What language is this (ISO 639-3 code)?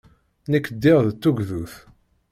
kab